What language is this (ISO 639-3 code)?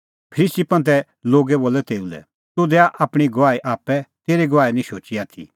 kfx